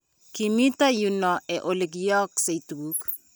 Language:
Kalenjin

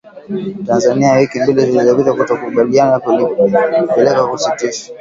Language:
Swahili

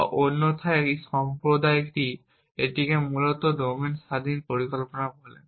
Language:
Bangla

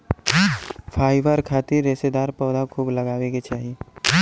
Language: Bhojpuri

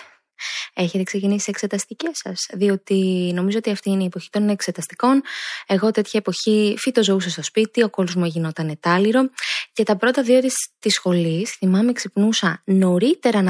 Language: Greek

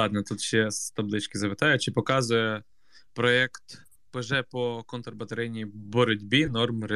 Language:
Ukrainian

